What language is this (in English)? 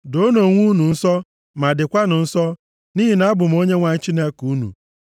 Igbo